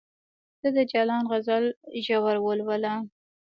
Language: Pashto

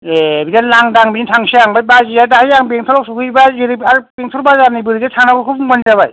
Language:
Bodo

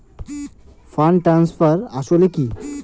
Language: Bangla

